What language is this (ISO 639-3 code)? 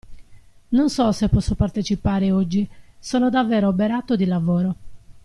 ita